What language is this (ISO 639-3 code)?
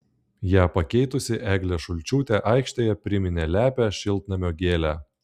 lit